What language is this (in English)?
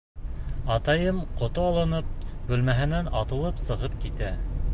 Bashkir